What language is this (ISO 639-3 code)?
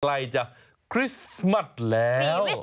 tha